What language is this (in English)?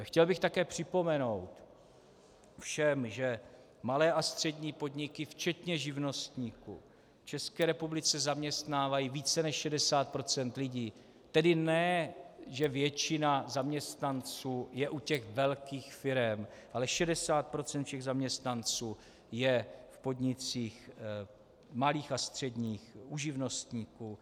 Czech